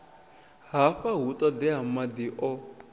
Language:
Venda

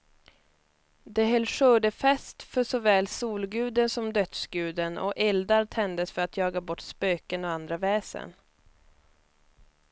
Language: Swedish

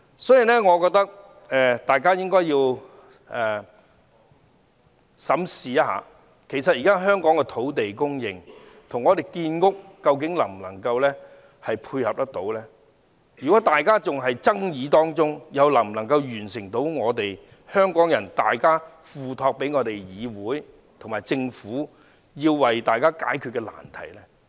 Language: Cantonese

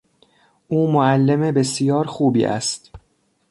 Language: Persian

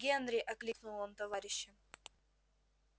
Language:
Russian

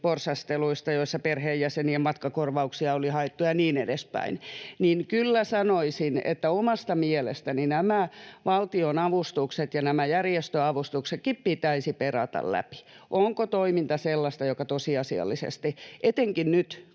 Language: Finnish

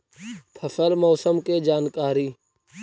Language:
Magahi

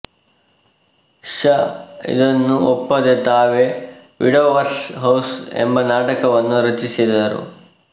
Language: Kannada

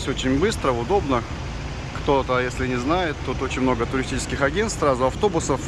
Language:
Russian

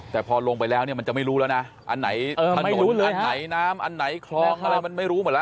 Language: Thai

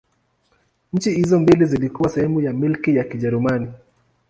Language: Swahili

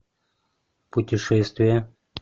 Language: Russian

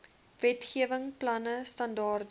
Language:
Afrikaans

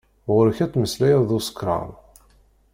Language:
Kabyle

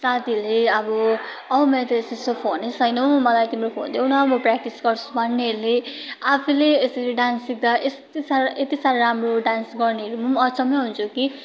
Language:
Nepali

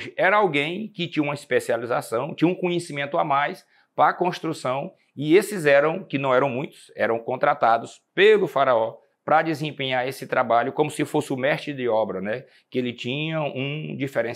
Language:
Portuguese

